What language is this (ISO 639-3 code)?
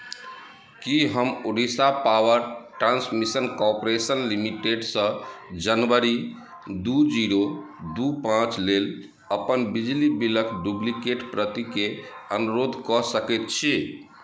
mai